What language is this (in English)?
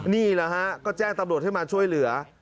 Thai